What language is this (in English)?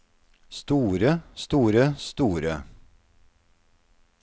Norwegian